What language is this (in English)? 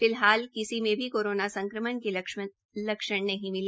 Hindi